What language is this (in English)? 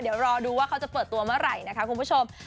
Thai